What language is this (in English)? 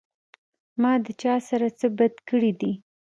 Pashto